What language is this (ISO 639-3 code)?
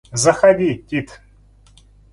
rus